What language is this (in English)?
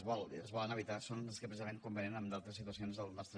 Catalan